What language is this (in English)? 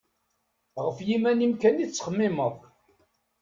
Kabyle